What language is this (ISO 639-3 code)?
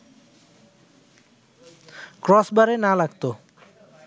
ben